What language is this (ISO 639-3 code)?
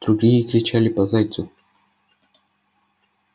rus